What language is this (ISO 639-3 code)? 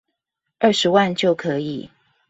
zho